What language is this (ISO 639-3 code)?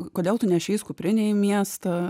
lit